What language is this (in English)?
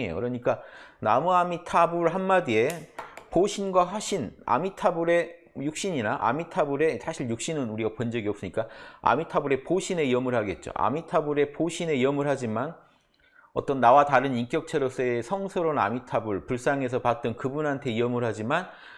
Korean